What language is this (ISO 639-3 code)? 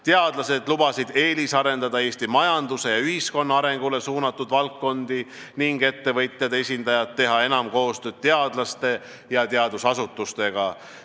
est